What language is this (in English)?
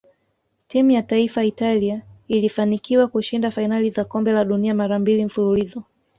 Swahili